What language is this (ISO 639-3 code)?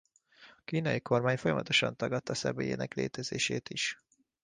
hun